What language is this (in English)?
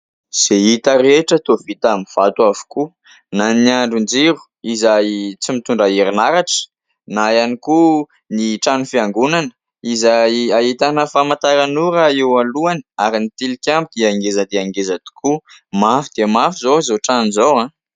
Malagasy